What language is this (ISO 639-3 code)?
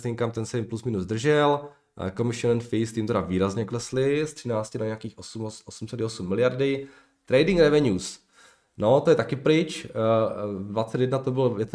ces